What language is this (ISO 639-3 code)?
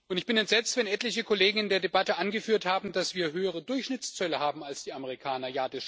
deu